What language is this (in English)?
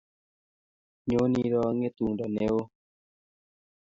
Kalenjin